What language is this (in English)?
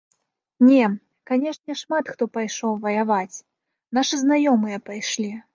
Belarusian